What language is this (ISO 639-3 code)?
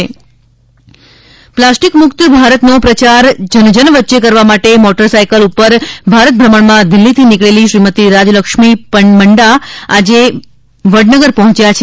guj